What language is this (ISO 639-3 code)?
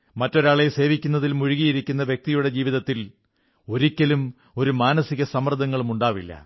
mal